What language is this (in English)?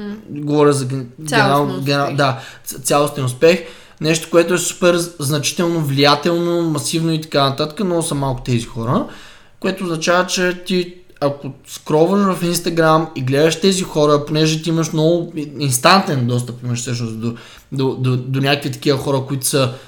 Bulgarian